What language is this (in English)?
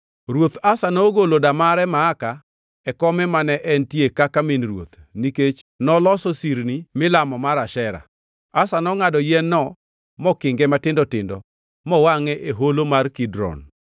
Luo (Kenya and Tanzania)